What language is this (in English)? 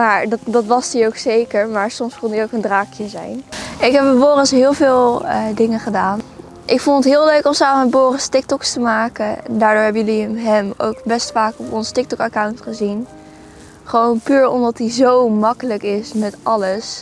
Dutch